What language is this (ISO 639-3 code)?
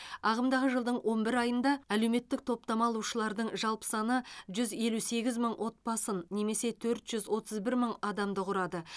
kaz